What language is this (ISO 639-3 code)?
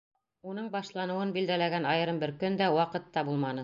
bak